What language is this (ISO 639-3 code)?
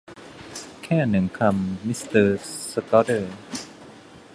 tha